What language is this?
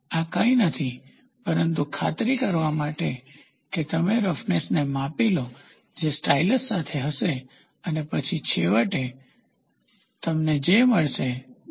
Gujarati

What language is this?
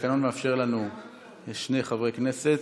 Hebrew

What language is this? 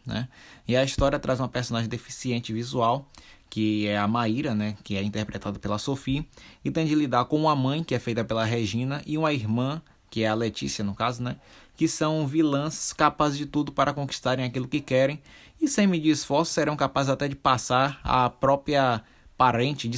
Portuguese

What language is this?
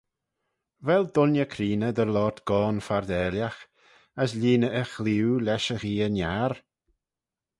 Manx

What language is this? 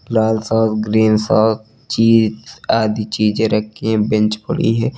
Hindi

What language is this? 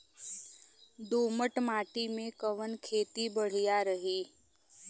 Bhojpuri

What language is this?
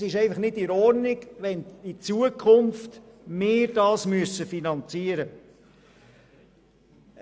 Swiss German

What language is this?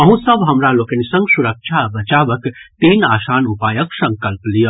Maithili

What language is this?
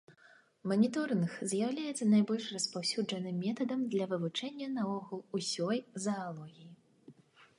Belarusian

